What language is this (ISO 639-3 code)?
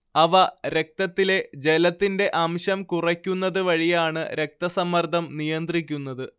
mal